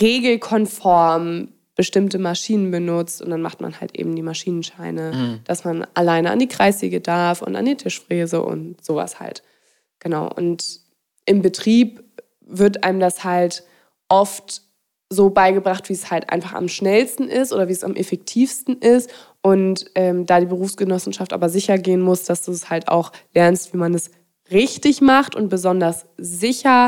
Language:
German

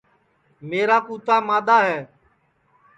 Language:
Sansi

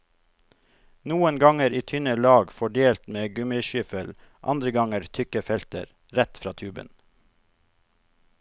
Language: Norwegian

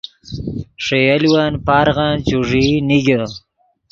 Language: Yidgha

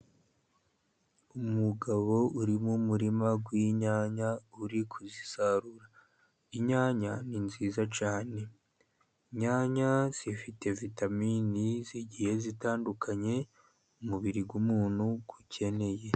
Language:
Kinyarwanda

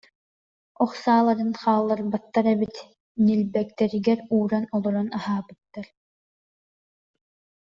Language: Yakut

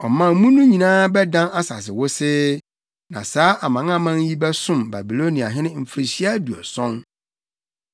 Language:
Akan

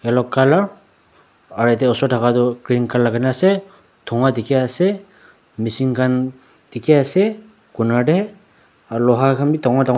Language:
Naga Pidgin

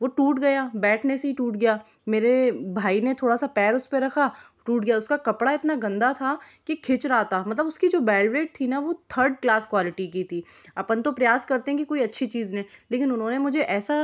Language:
Hindi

